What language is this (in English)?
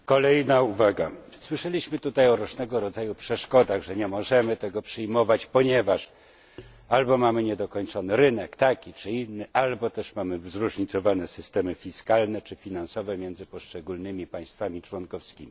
Polish